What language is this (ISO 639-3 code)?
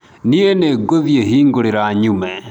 kik